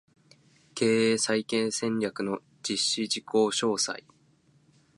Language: Japanese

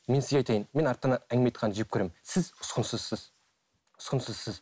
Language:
Kazakh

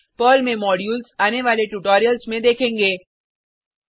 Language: Hindi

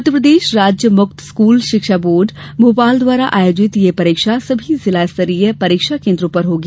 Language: Hindi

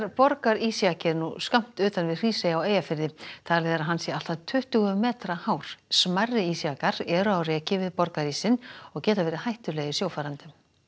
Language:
Icelandic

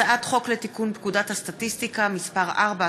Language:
Hebrew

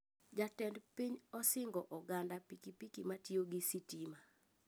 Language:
Luo (Kenya and Tanzania)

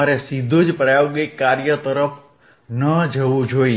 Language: Gujarati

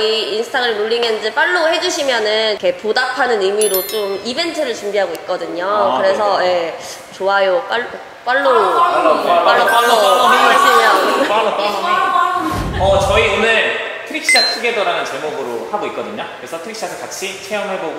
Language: Korean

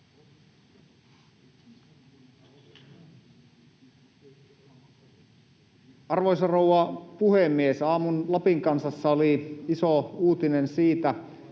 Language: Finnish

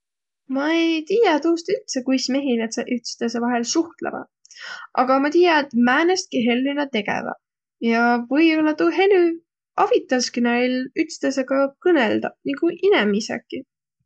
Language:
Võro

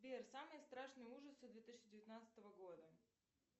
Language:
Russian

